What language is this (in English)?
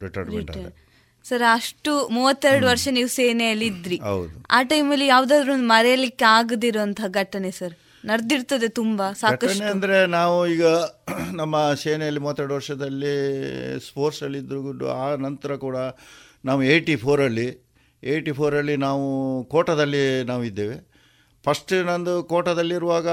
Kannada